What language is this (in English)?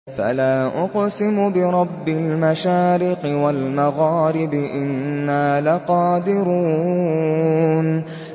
Arabic